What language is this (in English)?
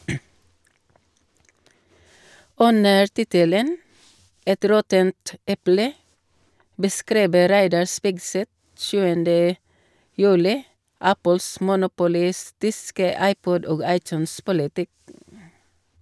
Norwegian